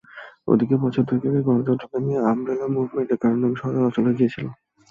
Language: Bangla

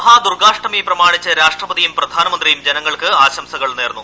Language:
Malayalam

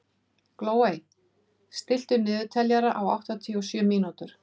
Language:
Icelandic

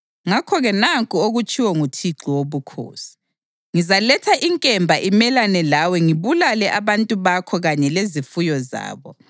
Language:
North Ndebele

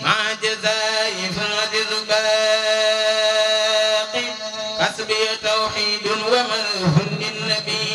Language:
Arabic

